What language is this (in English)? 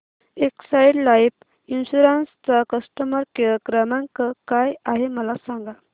Marathi